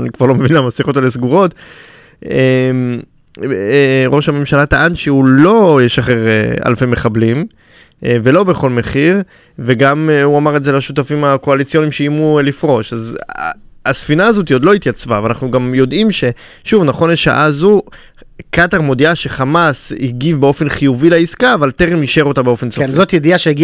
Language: Hebrew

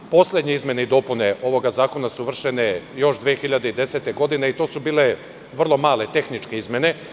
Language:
Serbian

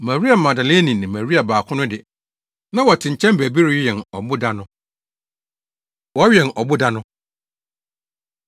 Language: Akan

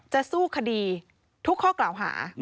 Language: Thai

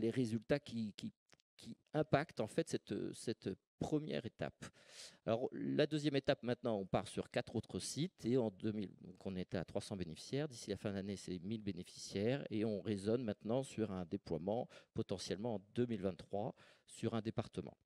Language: French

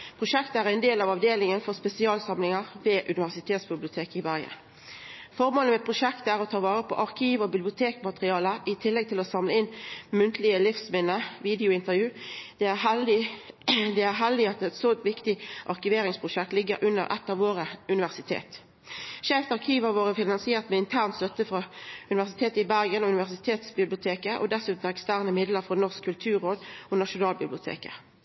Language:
Norwegian Nynorsk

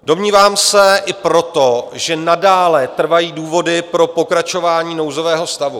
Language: Czech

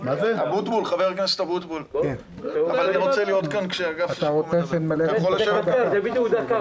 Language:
Hebrew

